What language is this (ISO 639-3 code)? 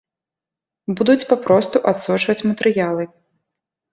bel